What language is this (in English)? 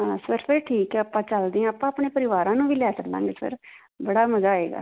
Punjabi